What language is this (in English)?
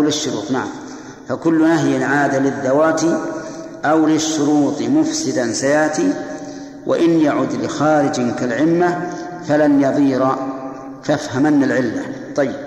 Arabic